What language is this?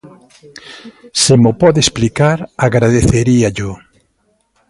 Galician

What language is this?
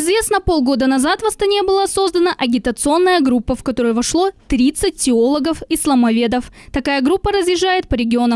Russian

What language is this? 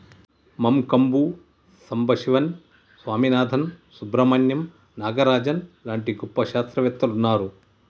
Telugu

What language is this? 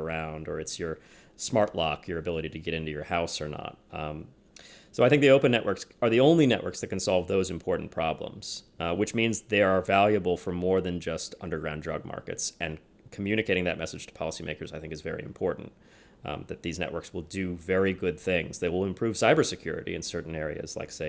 English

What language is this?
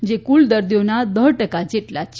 Gujarati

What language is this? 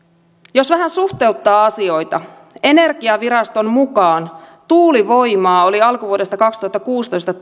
Finnish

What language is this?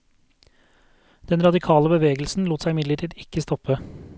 Norwegian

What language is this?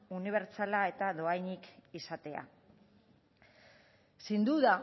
Basque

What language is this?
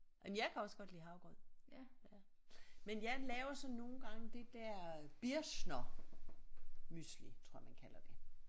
Danish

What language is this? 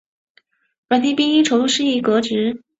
Chinese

